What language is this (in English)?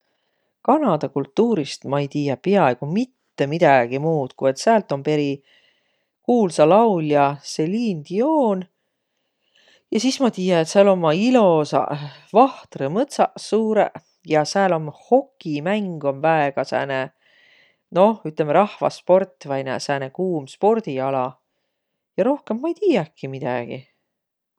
Võro